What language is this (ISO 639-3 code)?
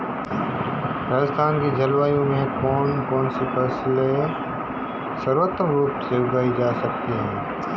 hin